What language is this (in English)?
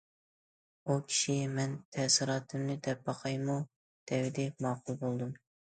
Uyghur